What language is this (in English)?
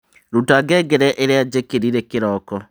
Kikuyu